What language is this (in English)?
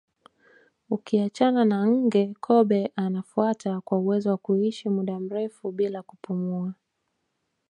Swahili